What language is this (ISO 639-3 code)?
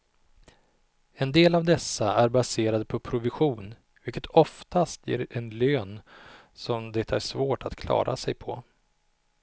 swe